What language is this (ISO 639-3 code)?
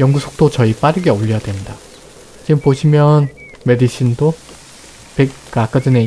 kor